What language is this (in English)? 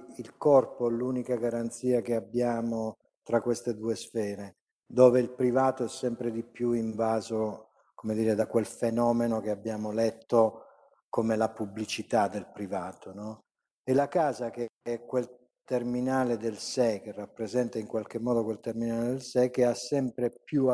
Italian